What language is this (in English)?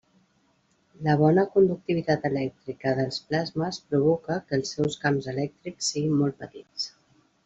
Catalan